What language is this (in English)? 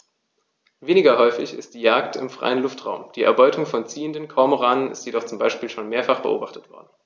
German